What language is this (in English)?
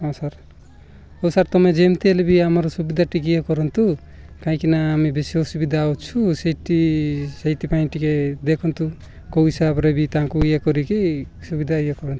Odia